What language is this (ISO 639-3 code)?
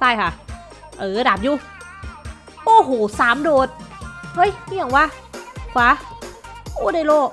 tha